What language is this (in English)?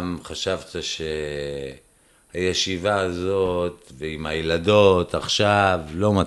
Hebrew